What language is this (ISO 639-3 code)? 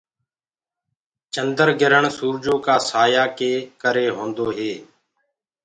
ggg